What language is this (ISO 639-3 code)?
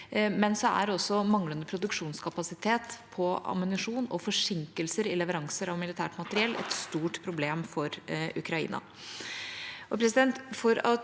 nor